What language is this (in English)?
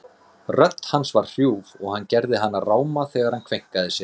Icelandic